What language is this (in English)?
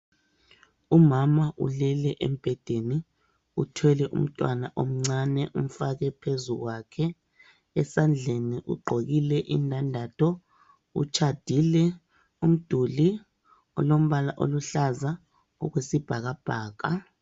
North Ndebele